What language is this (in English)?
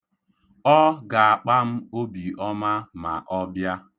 Igbo